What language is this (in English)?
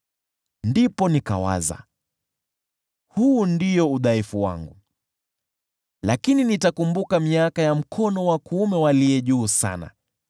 Swahili